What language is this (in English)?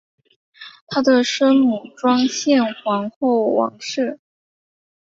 Chinese